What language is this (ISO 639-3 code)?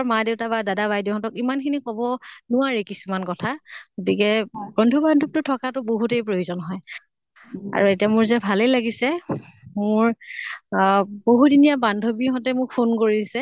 asm